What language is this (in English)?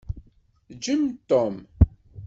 Kabyle